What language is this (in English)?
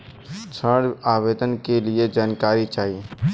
Bhojpuri